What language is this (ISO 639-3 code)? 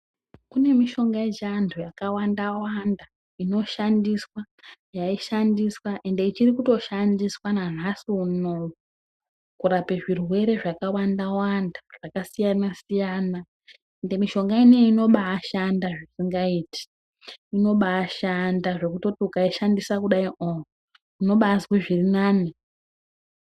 ndc